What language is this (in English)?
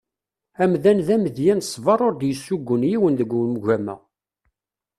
Kabyle